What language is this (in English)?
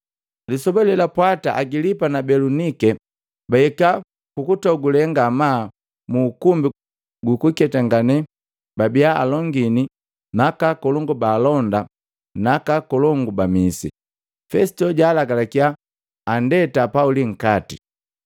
Matengo